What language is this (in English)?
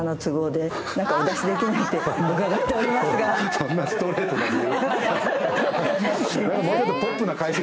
Japanese